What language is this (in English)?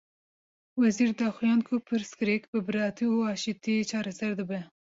Kurdish